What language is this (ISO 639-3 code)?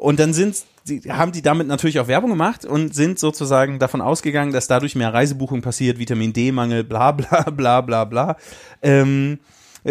deu